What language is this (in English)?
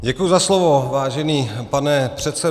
Czech